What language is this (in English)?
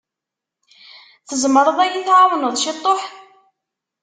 Kabyle